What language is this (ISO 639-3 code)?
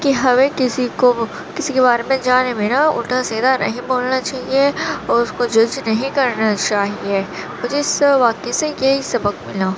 urd